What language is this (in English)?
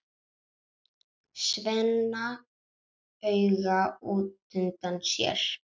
Icelandic